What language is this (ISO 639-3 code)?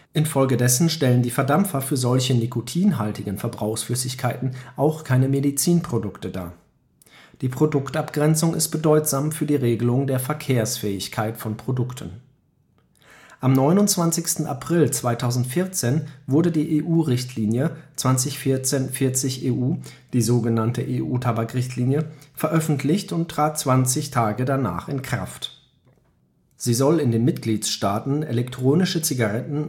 deu